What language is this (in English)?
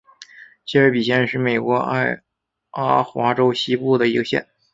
Chinese